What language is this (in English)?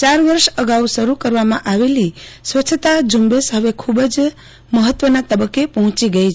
Gujarati